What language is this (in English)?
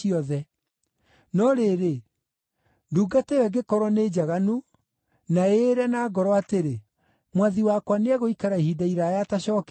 Kikuyu